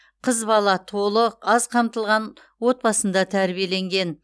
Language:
Kazakh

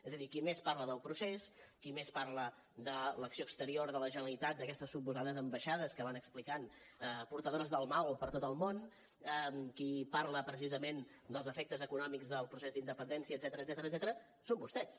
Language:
Catalan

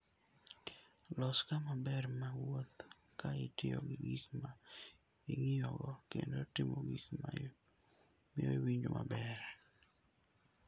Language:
Luo (Kenya and Tanzania)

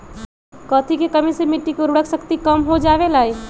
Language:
Magahi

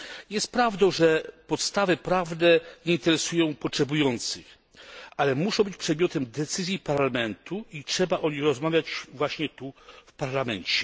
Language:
Polish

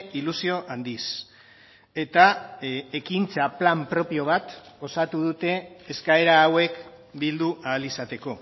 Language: Basque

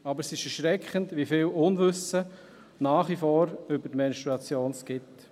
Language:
Swiss German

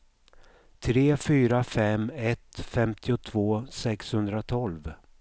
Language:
Swedish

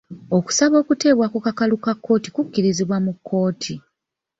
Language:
Ganda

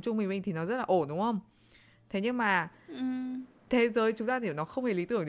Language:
Vietnamese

